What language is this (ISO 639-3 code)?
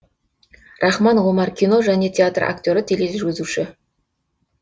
kaz